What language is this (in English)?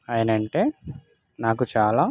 Telugu